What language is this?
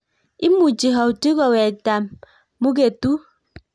Kalenjin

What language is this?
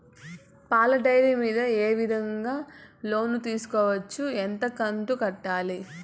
Telugu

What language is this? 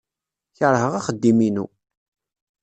Kabyle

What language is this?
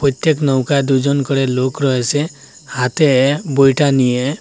Bangla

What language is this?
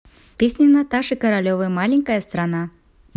Russian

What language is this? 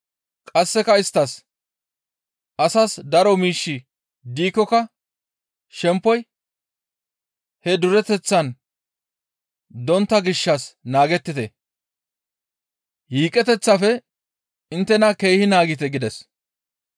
Gamo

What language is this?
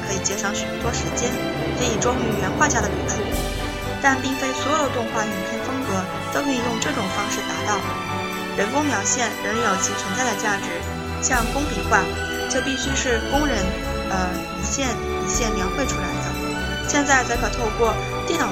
Chinese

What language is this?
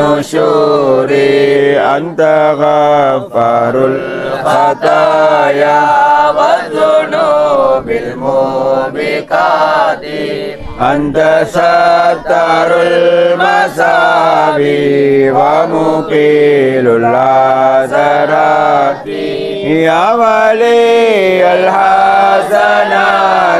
Arabic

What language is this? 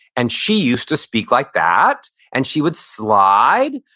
English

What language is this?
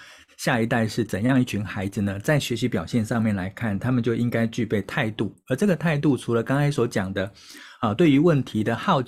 Chinese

